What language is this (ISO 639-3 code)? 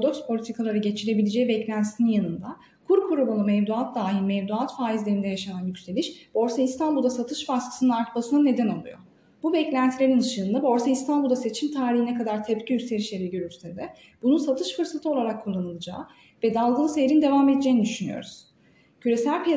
tur